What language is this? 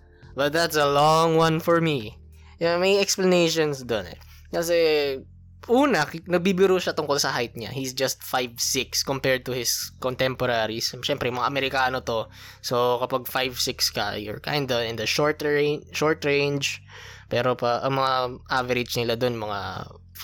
Filipino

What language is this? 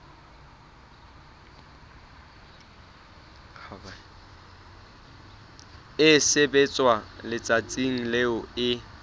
Southern Sotho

